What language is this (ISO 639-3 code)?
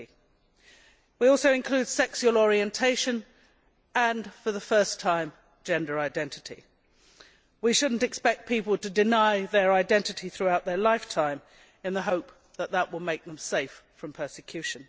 eng